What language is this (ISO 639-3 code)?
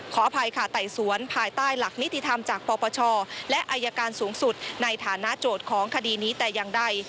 tha